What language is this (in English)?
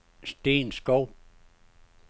Danish